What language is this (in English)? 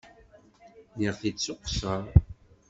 Kabyle